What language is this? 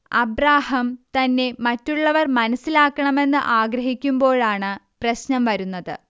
Malayalam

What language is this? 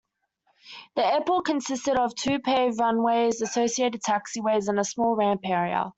English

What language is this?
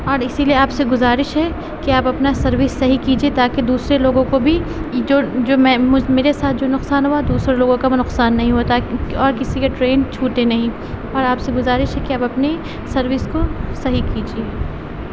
Urdu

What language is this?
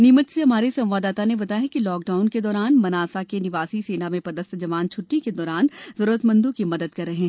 Hindi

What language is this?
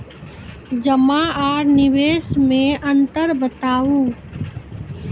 Maithili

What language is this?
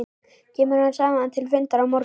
Icelandic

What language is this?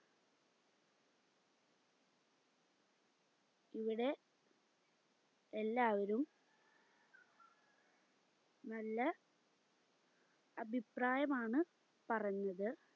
Malayalam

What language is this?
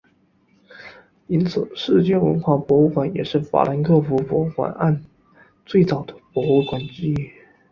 Chinese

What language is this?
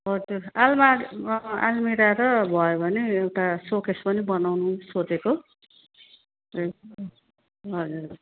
Nepali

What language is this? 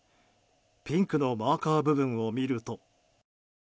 Japanese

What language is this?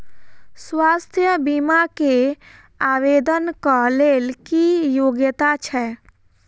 Maithili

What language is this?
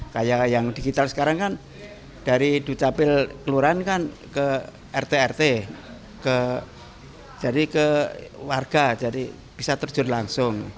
Indonesian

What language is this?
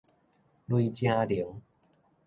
Min Nan Chinese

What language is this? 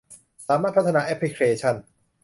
Thai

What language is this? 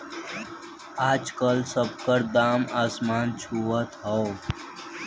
Bhojpuri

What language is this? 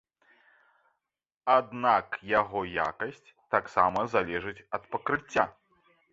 Belarusian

